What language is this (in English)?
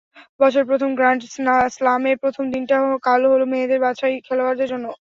Bangla